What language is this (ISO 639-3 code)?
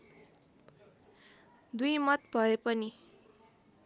nep